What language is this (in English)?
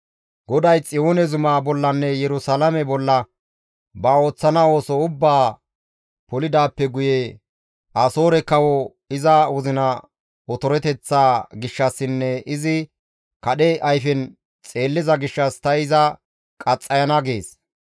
Gamo